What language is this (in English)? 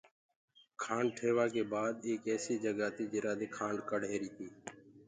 Gurgula